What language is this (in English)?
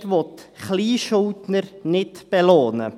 Swiss German